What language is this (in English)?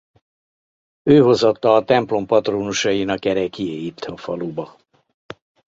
Hungarian